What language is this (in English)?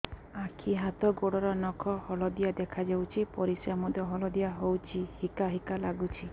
Odia